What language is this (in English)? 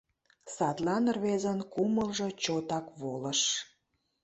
Mari